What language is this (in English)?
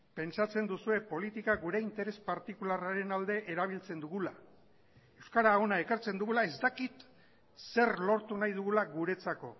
Basque